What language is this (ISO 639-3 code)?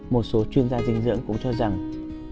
vie